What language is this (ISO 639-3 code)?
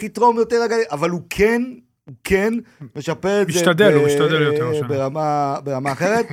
heb